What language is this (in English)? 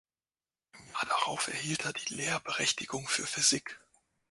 German